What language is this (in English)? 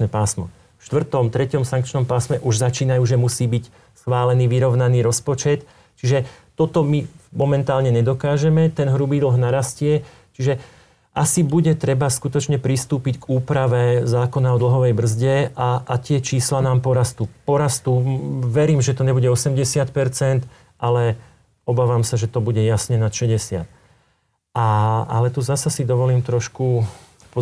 Slovak